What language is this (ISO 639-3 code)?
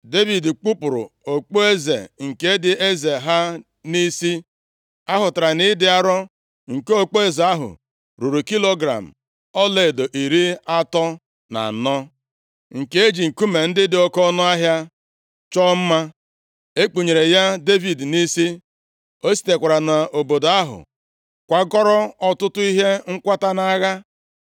ibo